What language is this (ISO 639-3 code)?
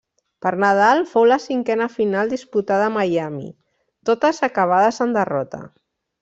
cat